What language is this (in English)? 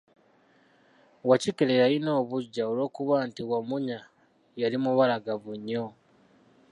Ganda